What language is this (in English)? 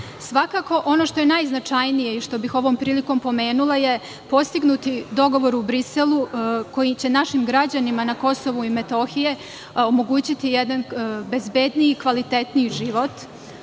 Serbian